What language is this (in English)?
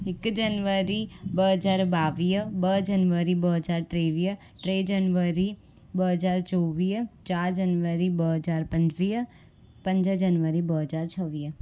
Sindhi